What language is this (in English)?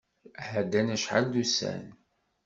Kabyle